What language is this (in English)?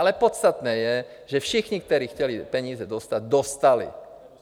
Czech